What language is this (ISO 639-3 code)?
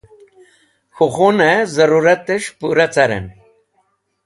wbl